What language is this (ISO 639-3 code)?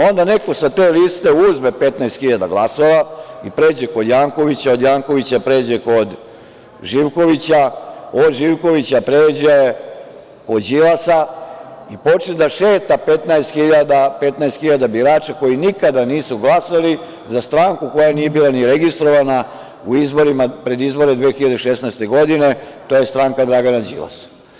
srp